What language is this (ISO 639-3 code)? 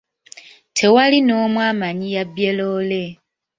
lug